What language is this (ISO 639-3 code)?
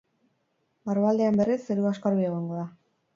eus